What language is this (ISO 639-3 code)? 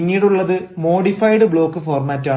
mal